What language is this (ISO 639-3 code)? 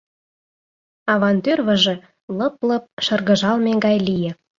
chm